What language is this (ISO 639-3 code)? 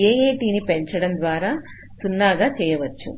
tel